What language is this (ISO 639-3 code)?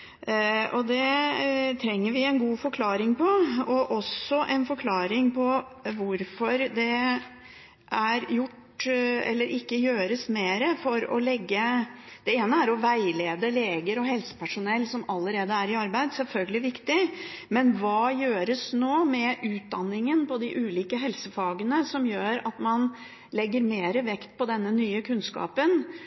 nob